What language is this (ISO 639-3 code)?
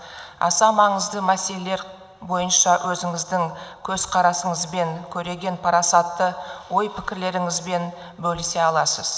kaz